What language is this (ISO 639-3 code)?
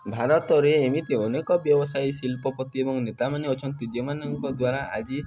ori